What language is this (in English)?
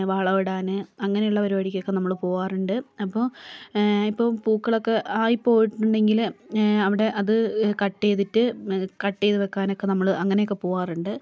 Malayalam